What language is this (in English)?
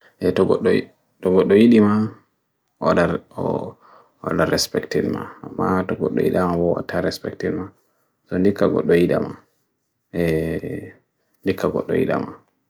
Bagirmi Fulfulde